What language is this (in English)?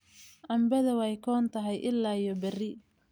Somali